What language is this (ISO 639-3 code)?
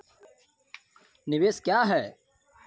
mai